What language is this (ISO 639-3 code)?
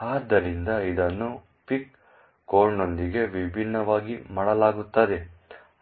kan